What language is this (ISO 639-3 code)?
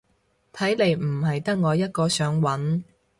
yue